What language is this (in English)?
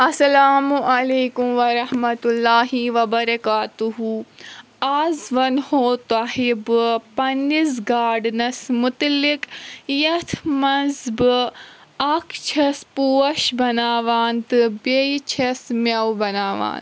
Kashmiri